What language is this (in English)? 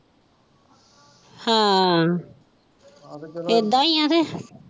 Punjabi